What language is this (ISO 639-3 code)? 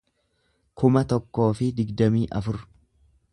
orm